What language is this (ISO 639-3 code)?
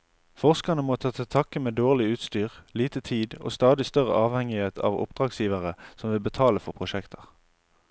nor